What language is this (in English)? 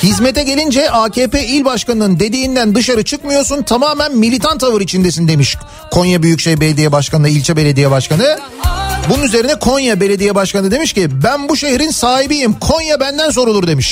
Turkish